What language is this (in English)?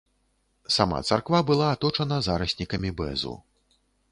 Belarusian